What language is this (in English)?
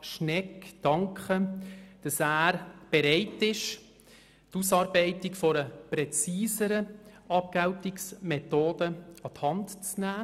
Swiss German